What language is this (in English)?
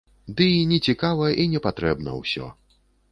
Belarusian